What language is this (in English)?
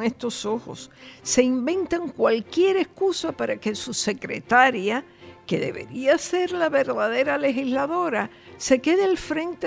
Spanish